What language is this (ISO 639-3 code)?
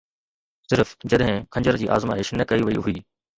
snd